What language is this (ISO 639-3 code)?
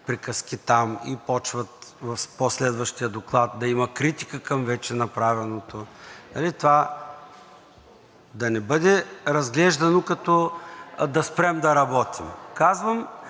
bul